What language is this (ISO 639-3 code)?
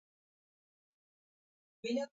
swa